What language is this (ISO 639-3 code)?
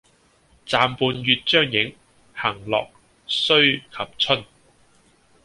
yue